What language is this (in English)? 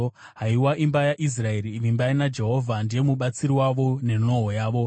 Shona